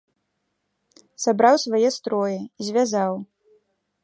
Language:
Belarusian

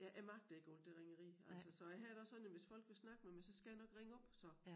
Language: Danish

